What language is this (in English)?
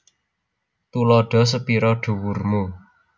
Javanese